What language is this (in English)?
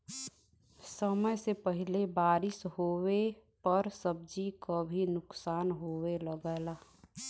Bhojpuri